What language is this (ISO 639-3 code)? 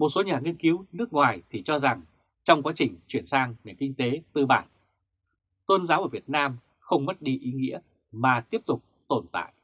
vie